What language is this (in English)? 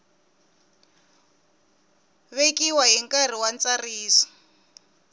Tsonga